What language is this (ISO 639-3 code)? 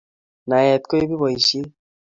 kln